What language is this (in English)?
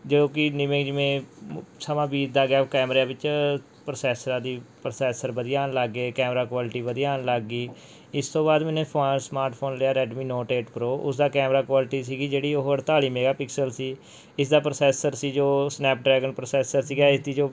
Punjabi